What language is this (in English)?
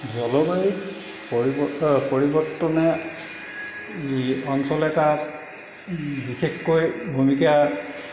Assamese